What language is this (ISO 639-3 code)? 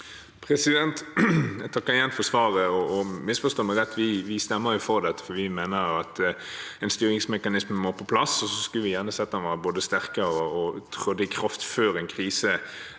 nor